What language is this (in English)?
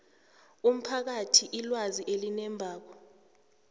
South Ndebele